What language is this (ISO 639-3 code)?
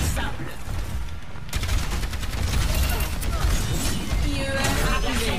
fra